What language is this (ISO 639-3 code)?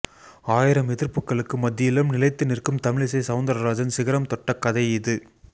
tam